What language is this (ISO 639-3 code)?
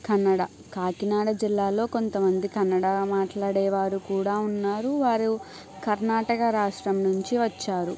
tel